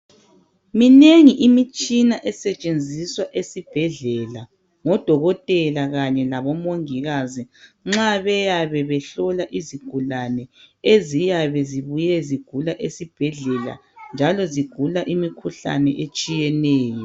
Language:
North Ndebele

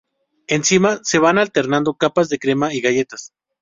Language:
Spanish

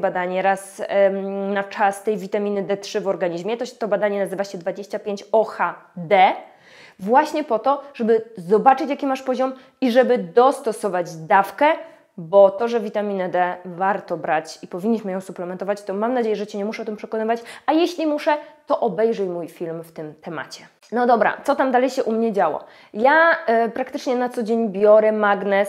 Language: Polish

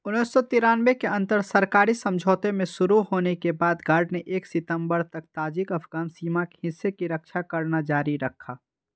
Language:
Hindi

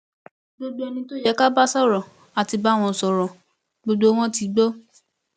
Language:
Yoruba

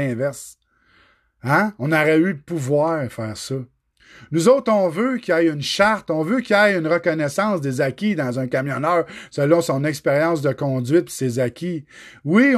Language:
French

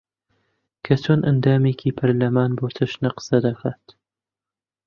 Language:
Central Kurdish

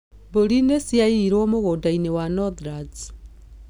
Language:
Kikuyu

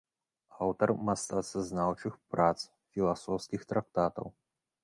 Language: Belarusian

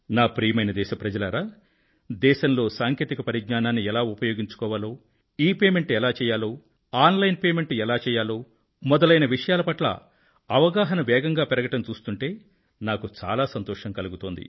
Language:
Telugu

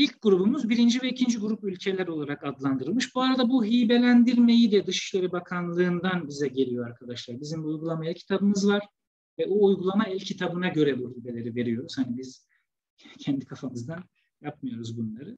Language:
Turkish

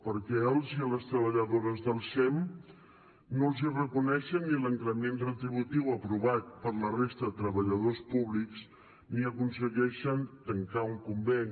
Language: Catalan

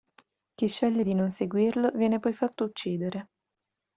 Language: Italian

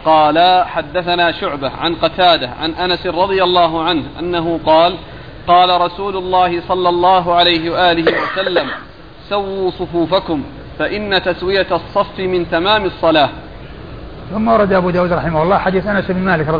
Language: Arabic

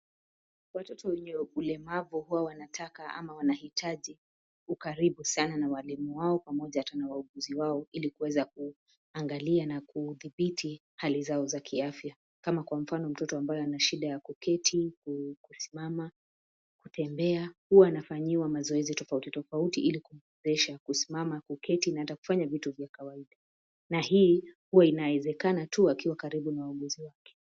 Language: Swahili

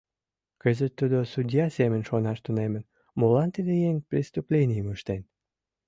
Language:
Mari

